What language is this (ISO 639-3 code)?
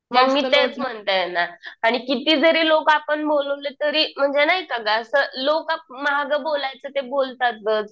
mar